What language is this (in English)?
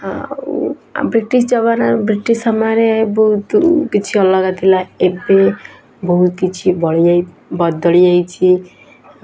Odia